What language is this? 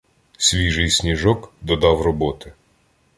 Ukrainian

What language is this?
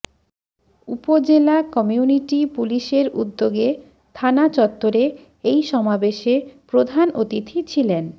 Bangla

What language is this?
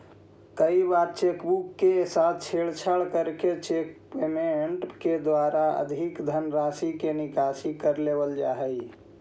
Magahi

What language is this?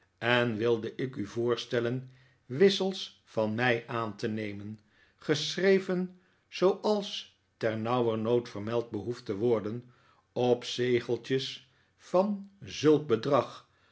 Dutch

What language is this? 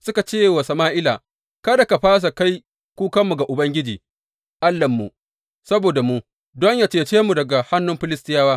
Hausa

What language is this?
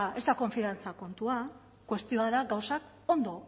Basque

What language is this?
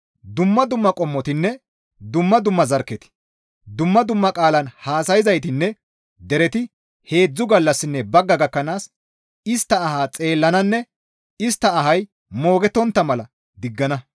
Gamo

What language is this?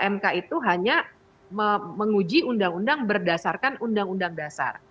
Indonesian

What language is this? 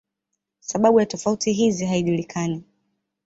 Swahili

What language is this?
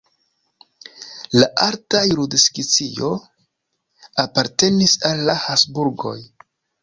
Esperanto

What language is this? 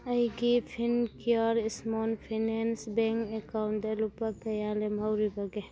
Manipuri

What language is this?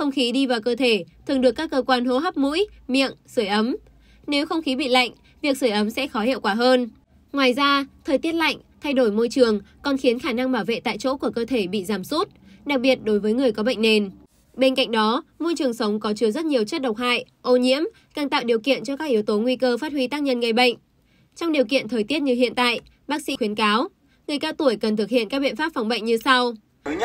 Vietnamese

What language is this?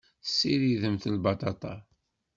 Kabyle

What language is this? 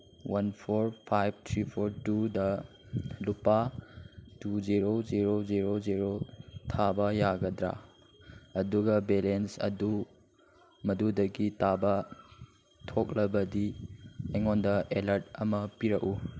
Manipuri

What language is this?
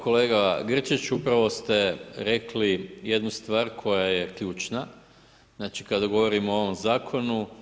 Croatian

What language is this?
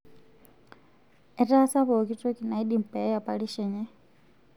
Masai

